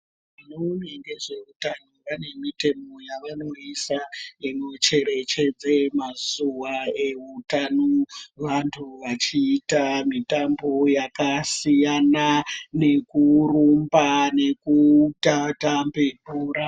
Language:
Ndau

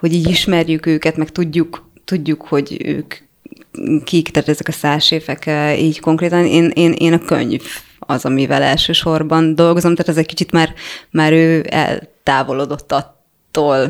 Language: Hungarian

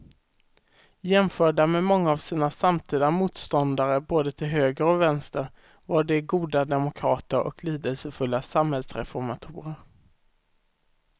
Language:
Swedish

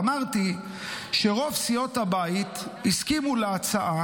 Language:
Hebrew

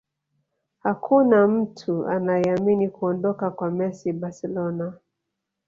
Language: Swahili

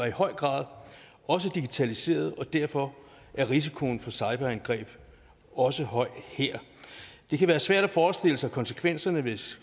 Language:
Danish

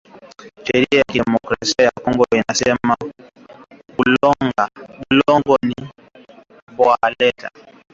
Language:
Swahili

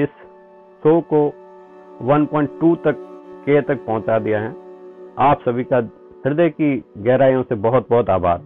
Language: Hindi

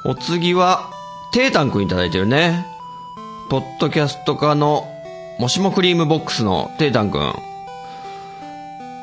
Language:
Japanese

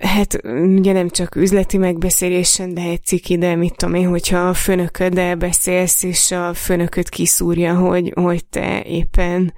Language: Hungarian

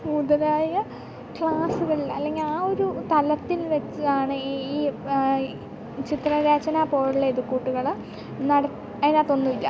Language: Malayalam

